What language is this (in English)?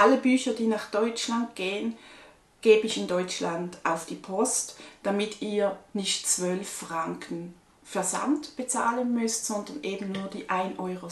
German